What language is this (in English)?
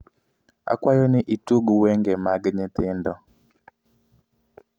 Luo (Kenya and Tanzania)